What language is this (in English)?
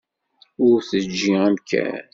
Kabyle